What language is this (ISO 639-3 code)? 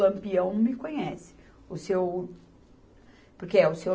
por